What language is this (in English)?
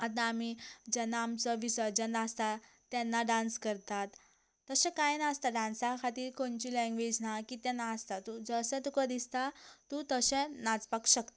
Konkani